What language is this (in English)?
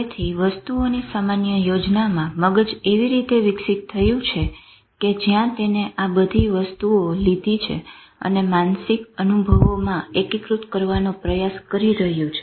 Gujarati